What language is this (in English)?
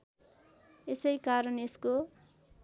Nepali